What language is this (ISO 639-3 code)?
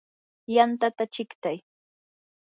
qur